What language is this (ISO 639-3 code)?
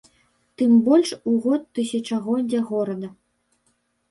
bel